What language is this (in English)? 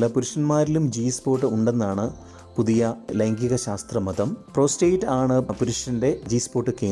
Malayalam